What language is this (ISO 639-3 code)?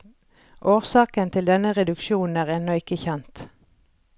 nor